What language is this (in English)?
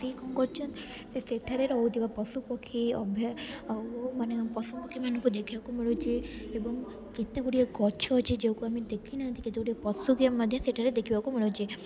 Odia